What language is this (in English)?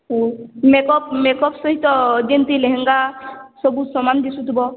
Odia